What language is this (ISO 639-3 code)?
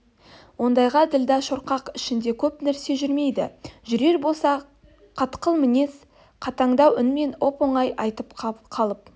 kaz